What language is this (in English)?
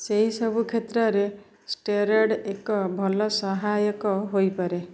Odia